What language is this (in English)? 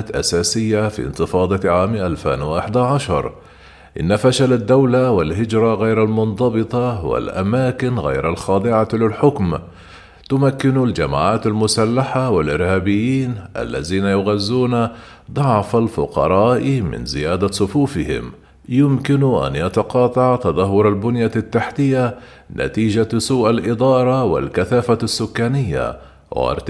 Arabic